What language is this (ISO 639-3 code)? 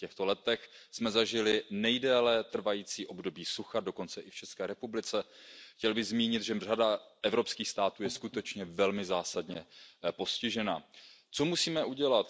ces